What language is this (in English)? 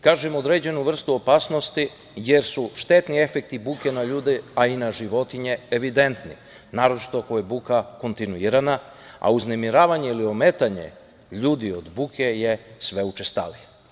Serbian